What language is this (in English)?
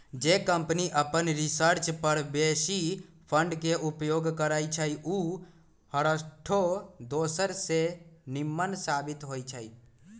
Magahi